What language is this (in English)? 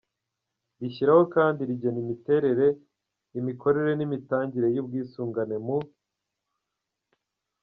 Kinyarwanda